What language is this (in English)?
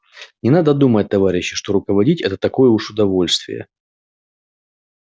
Russian